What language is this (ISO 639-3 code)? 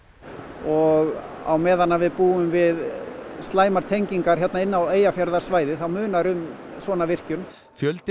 isl